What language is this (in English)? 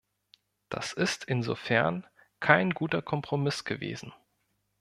German